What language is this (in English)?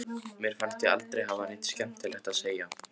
Icelandic